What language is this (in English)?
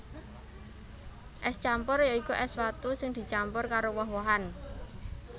Javanese